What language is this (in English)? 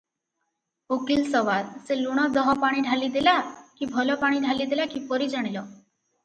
Odia